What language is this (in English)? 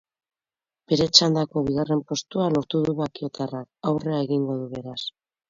Basque